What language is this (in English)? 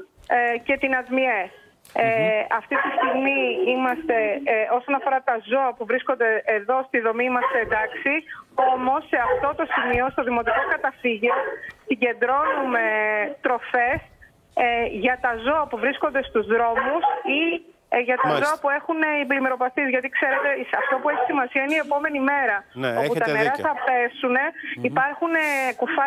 Greek